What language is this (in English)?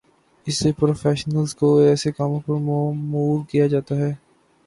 Urdu